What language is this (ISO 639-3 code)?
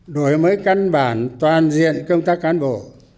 vie